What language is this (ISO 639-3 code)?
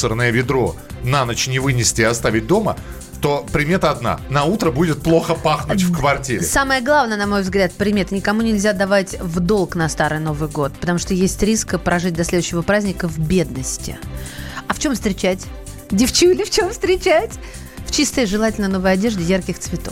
rus